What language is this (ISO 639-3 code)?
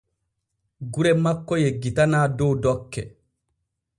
fue